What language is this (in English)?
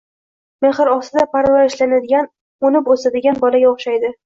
Uzbek